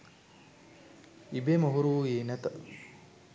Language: Sinhala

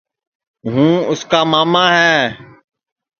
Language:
Sansi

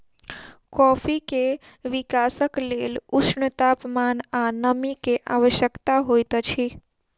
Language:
Maithili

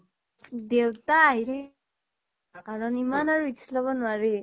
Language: Assamese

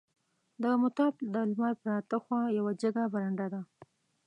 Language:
Pashto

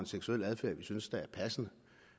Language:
Danish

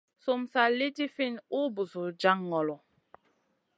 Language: Masana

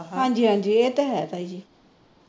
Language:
Punjabi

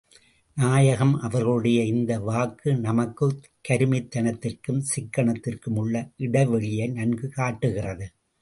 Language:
Tamil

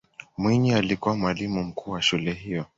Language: Swahili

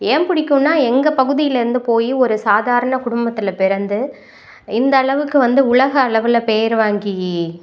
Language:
Tamil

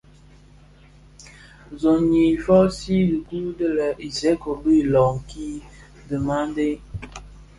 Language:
Bafia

